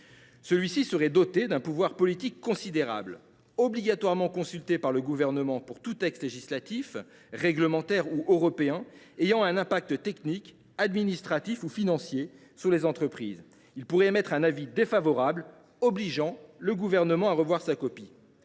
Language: French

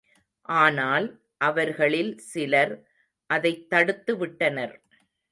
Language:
Tamil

